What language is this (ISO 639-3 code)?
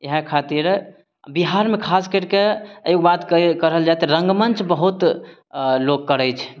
mai